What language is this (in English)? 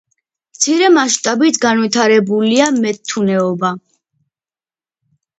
Georgian